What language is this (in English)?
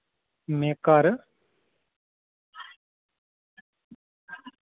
Dogri